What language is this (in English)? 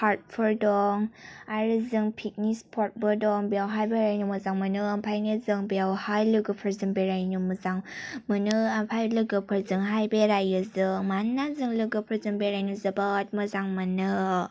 Bodo